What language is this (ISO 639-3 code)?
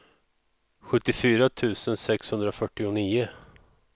swe